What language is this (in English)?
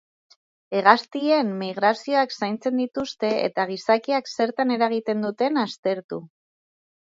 Basque